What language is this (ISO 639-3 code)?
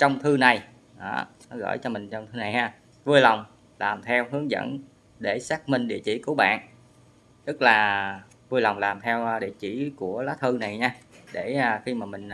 vie